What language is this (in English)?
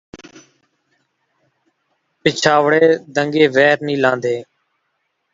Saraiki